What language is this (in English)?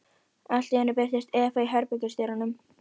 Icelandic